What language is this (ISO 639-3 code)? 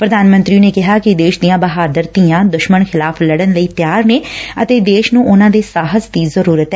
pan